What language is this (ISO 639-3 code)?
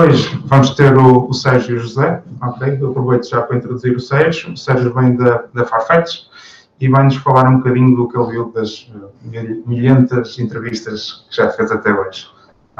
por